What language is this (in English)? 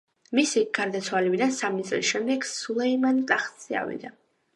Georgian